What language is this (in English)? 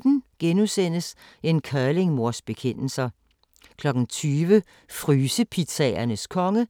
Danish